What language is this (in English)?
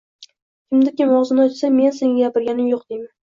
Uzbek